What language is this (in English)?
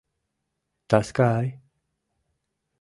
Mari